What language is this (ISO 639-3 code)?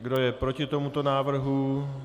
ces